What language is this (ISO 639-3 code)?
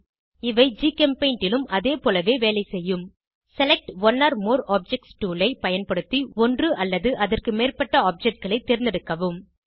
tam